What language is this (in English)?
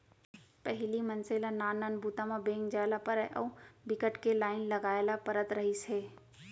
Chhattisgarhi